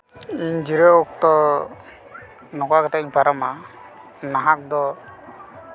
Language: Santali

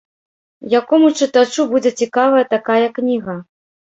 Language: Belarusian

